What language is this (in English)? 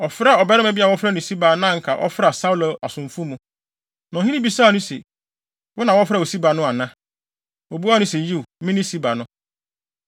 Akan